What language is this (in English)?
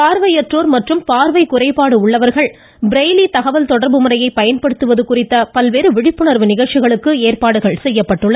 Tamil